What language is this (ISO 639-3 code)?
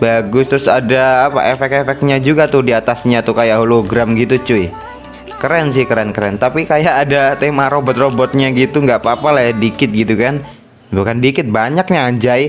ind